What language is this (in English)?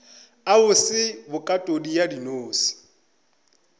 Northern Sotho